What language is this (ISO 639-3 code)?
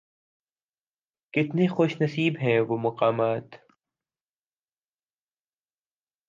urd